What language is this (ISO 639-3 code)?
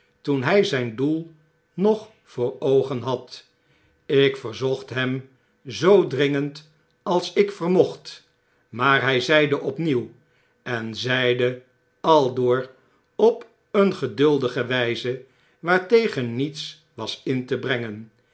nld